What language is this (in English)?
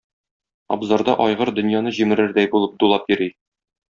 Tatar